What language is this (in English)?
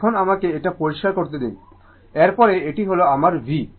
Bangla